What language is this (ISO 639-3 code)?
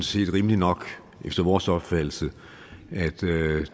dan